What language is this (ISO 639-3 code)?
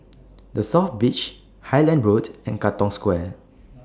eng